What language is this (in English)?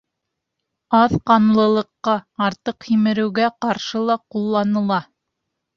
Bashkir